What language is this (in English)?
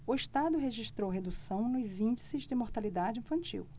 Portuguese